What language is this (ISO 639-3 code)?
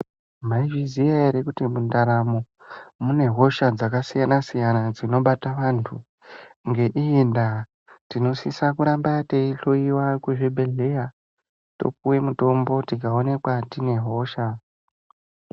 ndc